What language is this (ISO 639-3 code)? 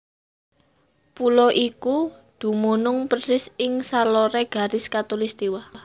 jav